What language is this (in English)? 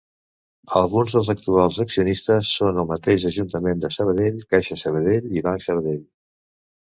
Catalan